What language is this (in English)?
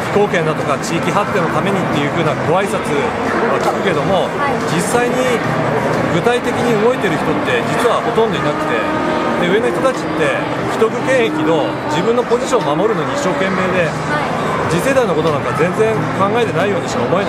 Japanese